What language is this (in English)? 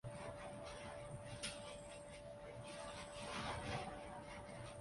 Urdu